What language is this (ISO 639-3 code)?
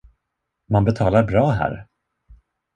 swe